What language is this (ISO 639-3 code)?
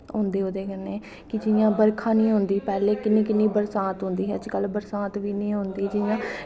doi